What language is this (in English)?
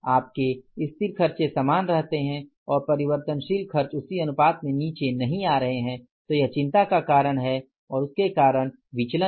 Hindi